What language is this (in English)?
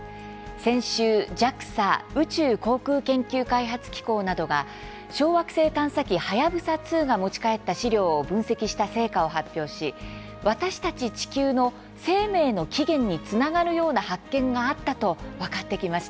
Japanese